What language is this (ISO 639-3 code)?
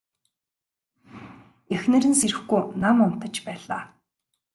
mon